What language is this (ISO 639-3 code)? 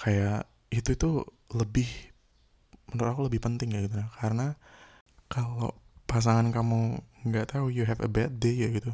ind